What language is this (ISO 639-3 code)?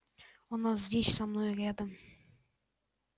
rus